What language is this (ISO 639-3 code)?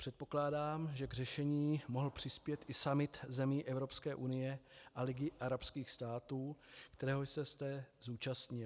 ces